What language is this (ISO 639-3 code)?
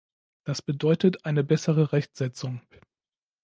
deu